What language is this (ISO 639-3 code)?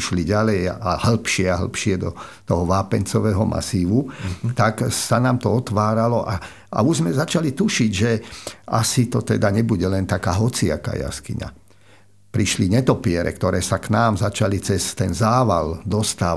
slk